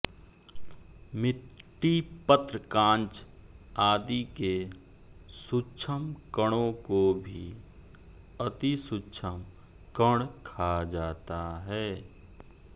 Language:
Hindi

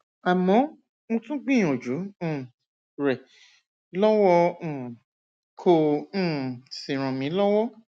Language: Yoruba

